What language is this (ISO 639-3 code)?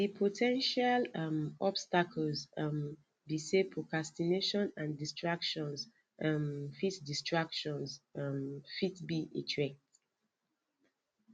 pcm